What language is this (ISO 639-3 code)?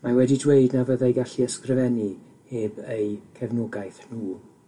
cym